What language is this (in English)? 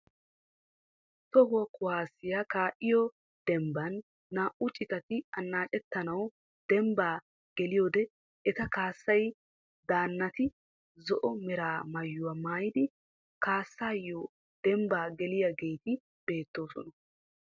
Wolaytta